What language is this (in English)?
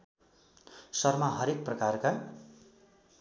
Nepali